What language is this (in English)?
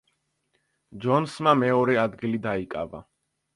Georgian